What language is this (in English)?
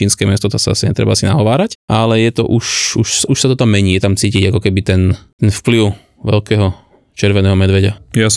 Slovak